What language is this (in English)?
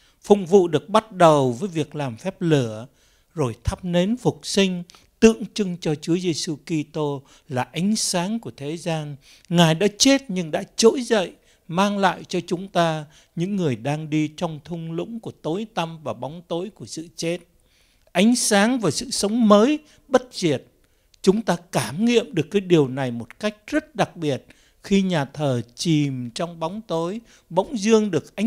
Vietnamese